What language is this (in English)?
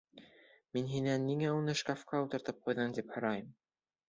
Bashkir